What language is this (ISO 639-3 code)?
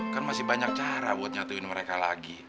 ind